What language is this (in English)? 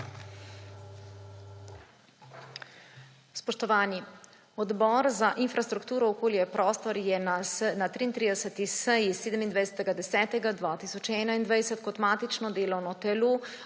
Slovenian